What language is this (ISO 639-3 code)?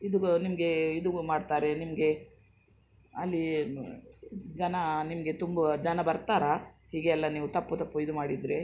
kan